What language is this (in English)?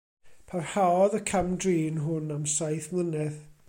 Welsh